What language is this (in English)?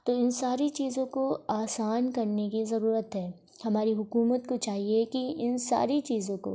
Urdu